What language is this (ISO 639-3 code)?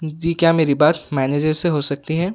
urd